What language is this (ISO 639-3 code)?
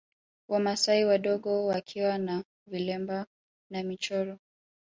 swa